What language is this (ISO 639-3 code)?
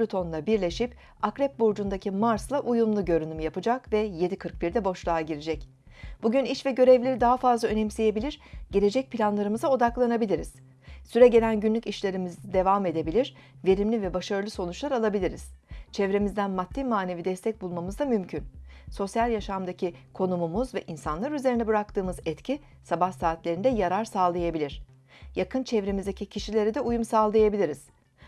tur